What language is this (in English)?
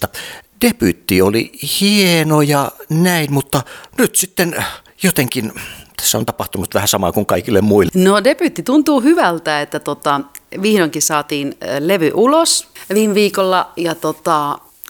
Finnish